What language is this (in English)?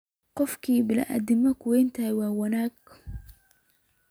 Somali